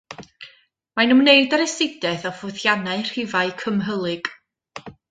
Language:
Welsh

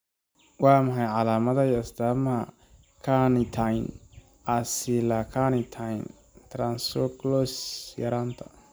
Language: Somali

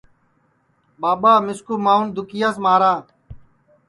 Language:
Sansi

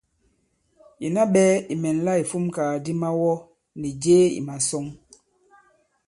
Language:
Bankon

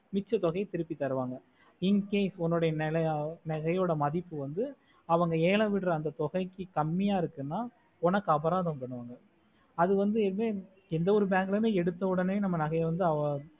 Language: Tamil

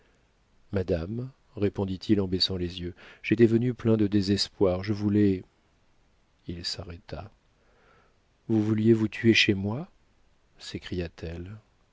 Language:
French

